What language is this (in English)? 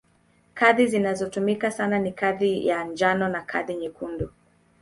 Swahili